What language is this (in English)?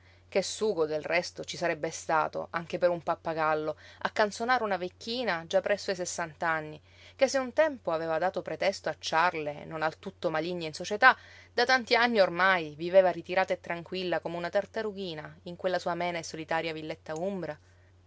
Italian